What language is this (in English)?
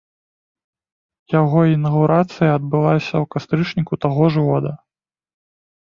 Belarusian